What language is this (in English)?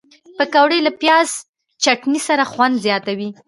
Pashto